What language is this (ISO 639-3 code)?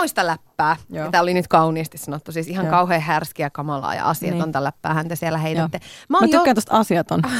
fin